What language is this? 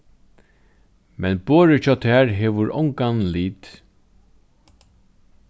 Faroese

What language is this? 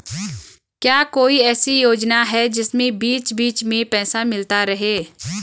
Hindi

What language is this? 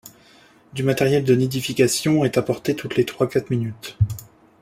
French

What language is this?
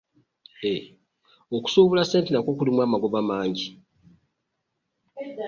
Ganda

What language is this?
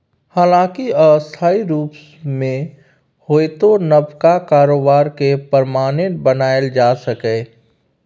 Maithili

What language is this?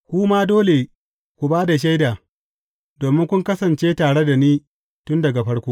Hausa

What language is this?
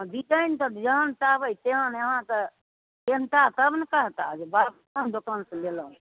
Maithili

